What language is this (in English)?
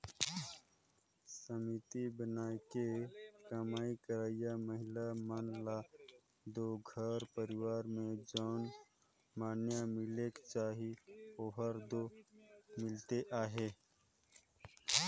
Chhattisgarhi